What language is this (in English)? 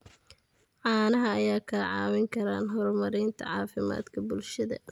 Somali